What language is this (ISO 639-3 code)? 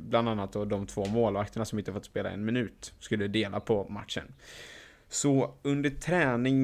swe